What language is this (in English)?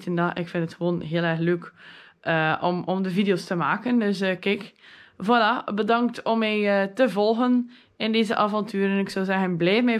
Dutch